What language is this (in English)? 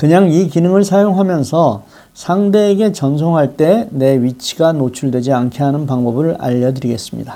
Korean